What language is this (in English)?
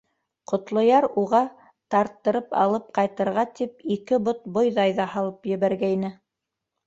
Bashkir